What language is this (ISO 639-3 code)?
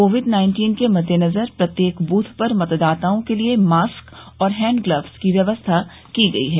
hin